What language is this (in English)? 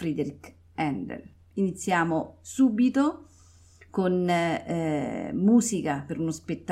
Italian